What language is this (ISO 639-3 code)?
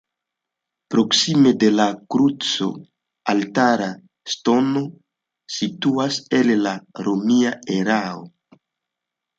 epo